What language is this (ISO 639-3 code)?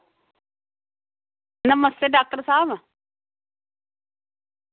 doi